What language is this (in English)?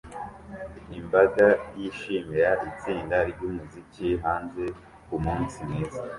Kinyarwanda